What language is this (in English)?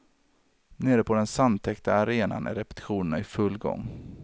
Swedish